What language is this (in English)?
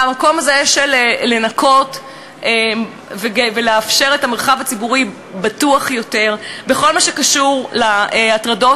Hebrew